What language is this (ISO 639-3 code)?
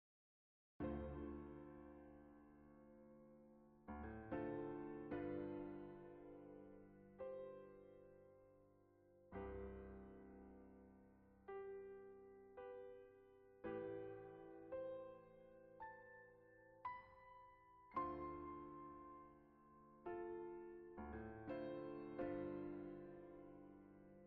msa